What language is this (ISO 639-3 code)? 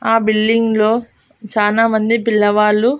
tel